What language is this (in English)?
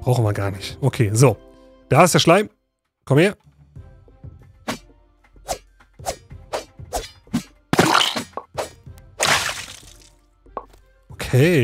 German